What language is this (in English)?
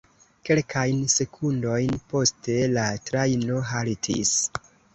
Esperanto